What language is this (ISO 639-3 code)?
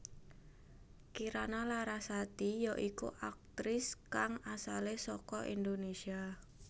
jav